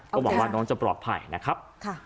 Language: Thai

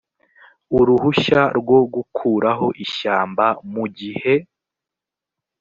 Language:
Kinyarwanda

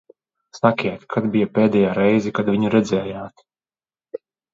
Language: Latvian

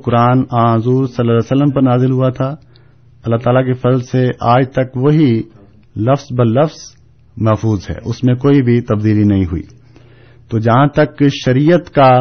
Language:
Urdu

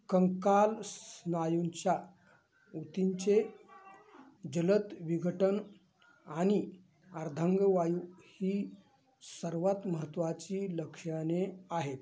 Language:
Marathi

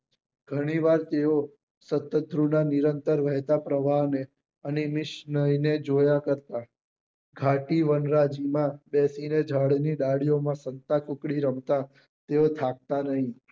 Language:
Gujarati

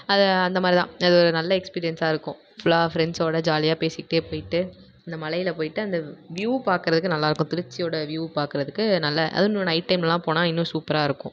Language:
Tamil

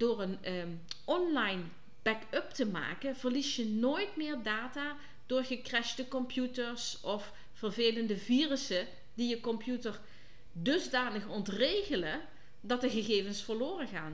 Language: Dutch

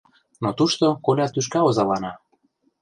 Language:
Mari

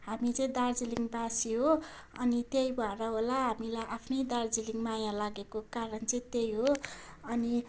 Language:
Nepali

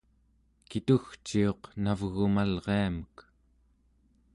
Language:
Central Yupik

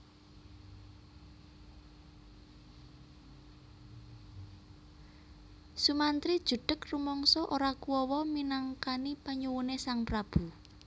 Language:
Javanese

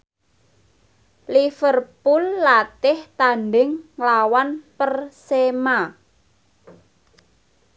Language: Javanese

